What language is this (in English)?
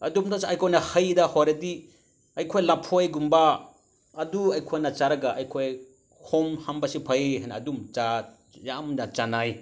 Manipuri